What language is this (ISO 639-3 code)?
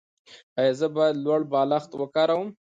pus